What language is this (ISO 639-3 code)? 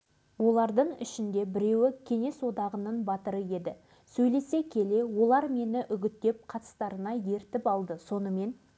kaz